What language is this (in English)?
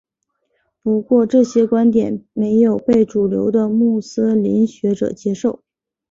Chinese